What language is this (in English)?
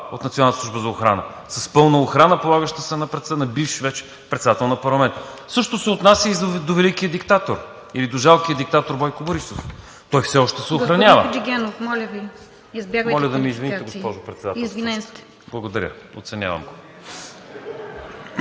Bulgarian